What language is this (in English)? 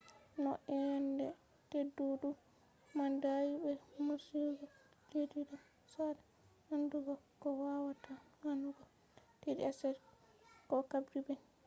Fula